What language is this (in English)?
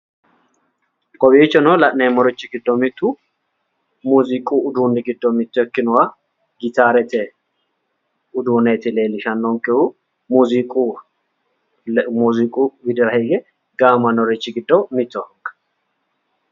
Sidamo